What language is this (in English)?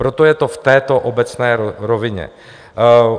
Czech